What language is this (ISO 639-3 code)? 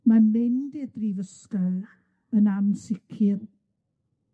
cym